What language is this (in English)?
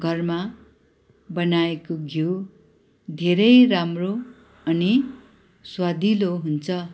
Nepali